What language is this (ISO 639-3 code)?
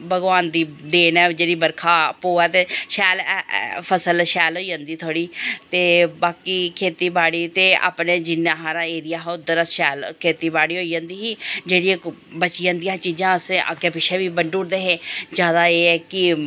doi